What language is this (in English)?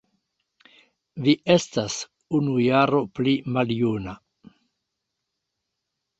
Esperanto